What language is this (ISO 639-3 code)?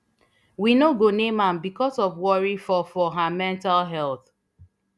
pcm